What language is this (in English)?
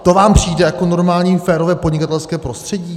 Czech